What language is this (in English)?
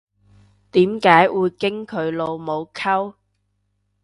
Cantonese